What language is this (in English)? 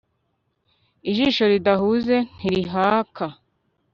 Kinyarwanda